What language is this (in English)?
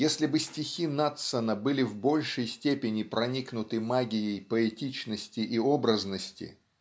Russian